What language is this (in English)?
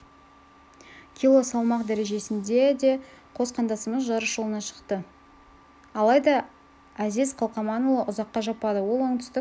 Kazakh